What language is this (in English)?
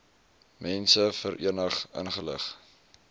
Afrikaans